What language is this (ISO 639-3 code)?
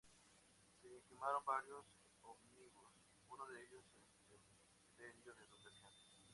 spa